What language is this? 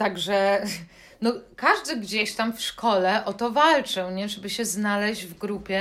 Polish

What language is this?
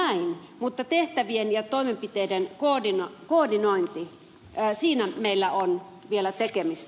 Finnish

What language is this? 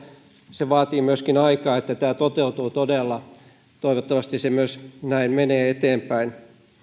Finnish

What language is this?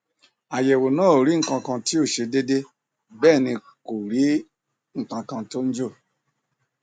Yoruba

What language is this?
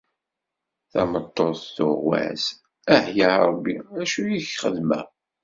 Kabyle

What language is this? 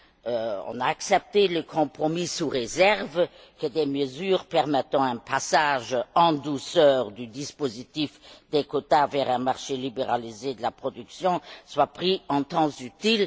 French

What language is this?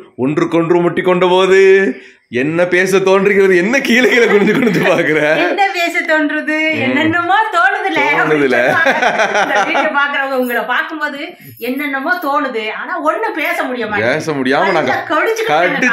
Tamil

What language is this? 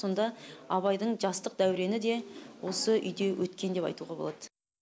Kazakh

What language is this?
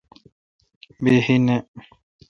Kalkoti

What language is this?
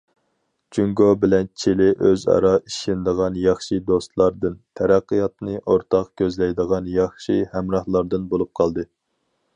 Uyghur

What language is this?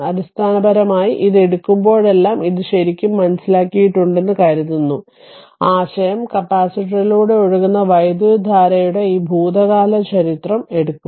Malayalam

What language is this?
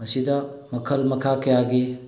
Manipuri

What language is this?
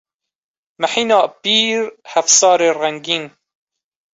Kurdish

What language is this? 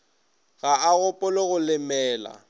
Northern Sotho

